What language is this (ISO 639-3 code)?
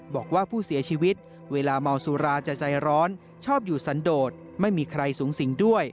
tha